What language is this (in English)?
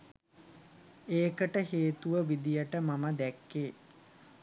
Sinhala